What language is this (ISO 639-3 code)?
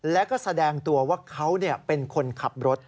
tha